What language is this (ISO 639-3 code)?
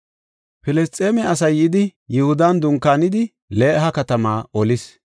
gof